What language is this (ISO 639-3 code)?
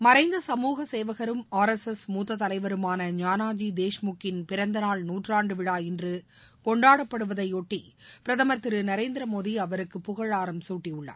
tam